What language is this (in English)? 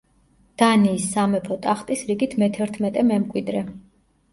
Georgian